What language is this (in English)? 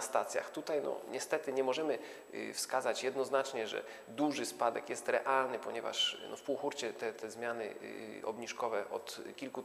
Polish